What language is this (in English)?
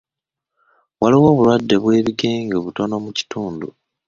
Ganda